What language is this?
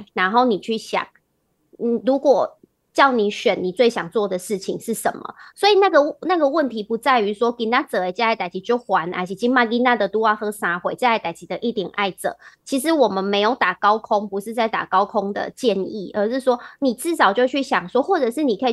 Chinese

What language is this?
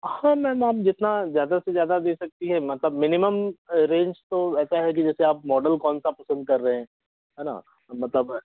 Hindi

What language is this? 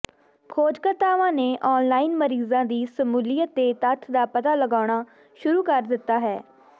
Punjabi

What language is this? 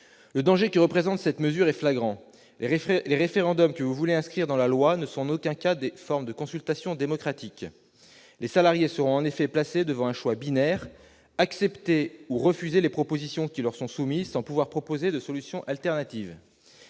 French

